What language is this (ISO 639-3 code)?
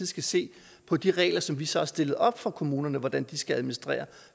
dan